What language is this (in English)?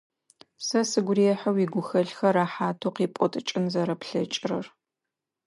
Adyghe